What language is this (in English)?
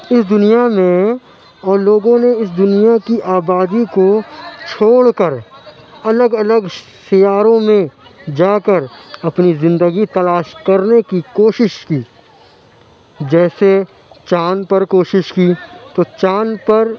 Urdu